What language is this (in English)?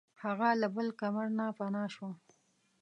Pashto